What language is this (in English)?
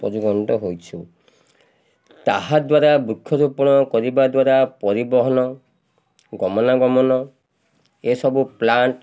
Odia